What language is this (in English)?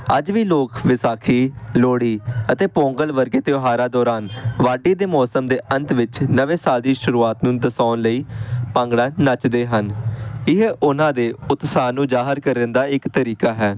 Punjabi